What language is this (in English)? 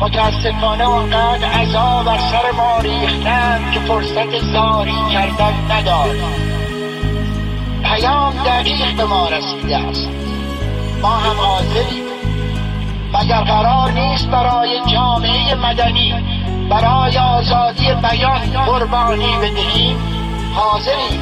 Persian